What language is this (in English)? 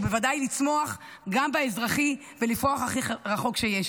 Hebrew